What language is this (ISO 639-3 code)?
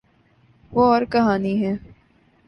urd